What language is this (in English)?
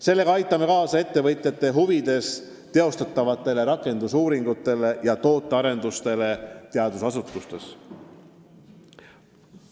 Estonian